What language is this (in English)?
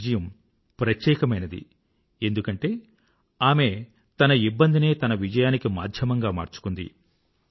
Telugu